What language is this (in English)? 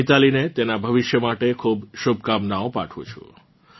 Gujarati